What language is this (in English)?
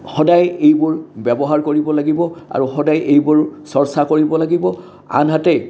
Assamese